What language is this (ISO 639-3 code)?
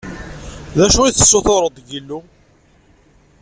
kab